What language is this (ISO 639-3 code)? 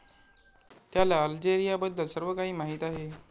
mar